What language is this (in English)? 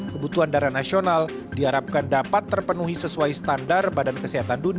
Indonesian